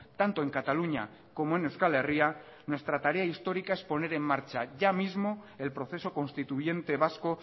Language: Spanish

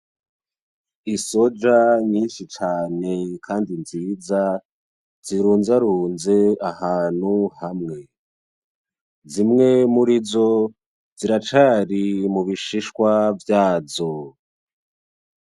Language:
Rundi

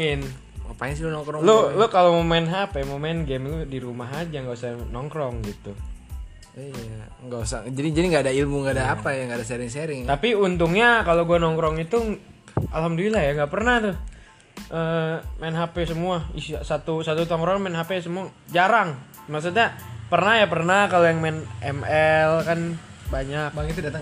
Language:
Indonesian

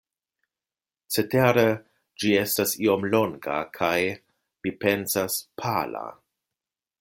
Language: Esperanto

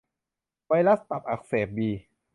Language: Thai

